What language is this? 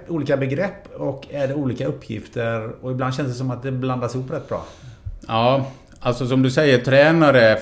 Swedish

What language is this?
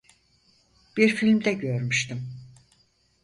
Turkish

